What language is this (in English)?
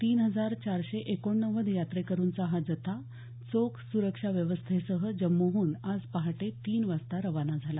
Marathi